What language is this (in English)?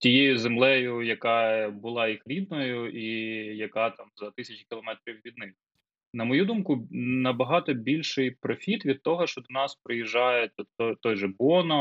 Ukrainian